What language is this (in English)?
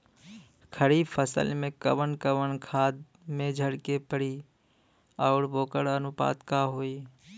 Bhojpuri